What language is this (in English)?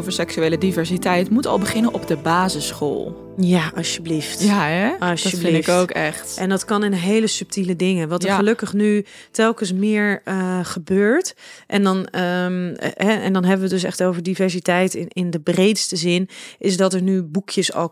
Dutch